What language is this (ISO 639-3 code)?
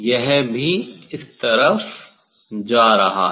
hin